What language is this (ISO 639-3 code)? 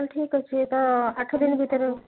ori